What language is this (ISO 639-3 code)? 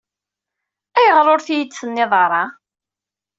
kab